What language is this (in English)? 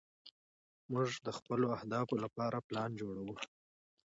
Pashto